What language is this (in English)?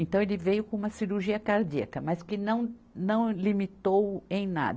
Portuguese